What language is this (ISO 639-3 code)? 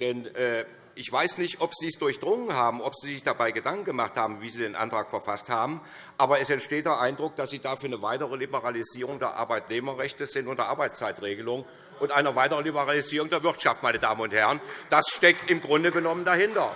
deu